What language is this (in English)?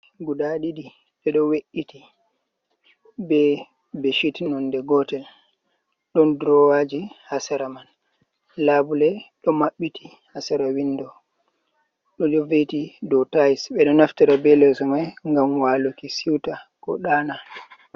Fula